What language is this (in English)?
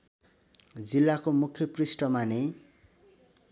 Nepali